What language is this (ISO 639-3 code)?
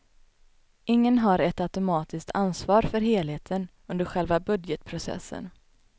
swe